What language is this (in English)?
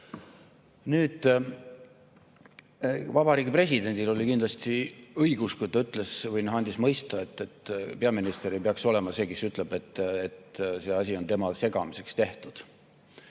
Estonian